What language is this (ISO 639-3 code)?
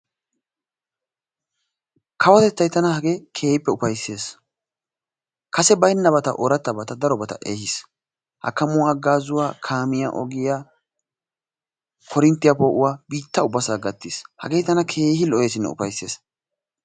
wal